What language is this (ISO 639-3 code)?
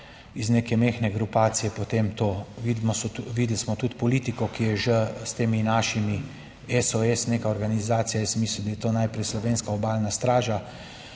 slv